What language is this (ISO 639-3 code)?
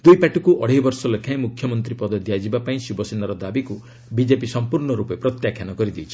ori